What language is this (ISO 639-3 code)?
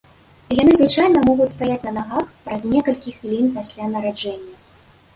bel